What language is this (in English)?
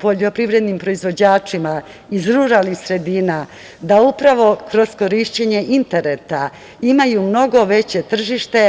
Serbian